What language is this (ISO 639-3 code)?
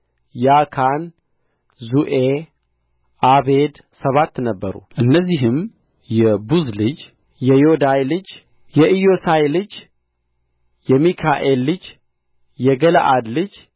amh